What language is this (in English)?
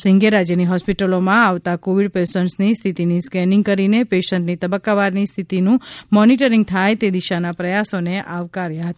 Gujarati